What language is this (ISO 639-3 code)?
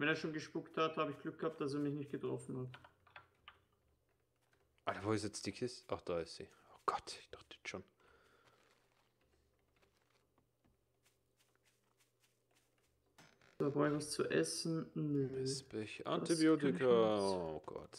deu